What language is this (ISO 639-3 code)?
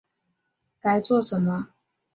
zho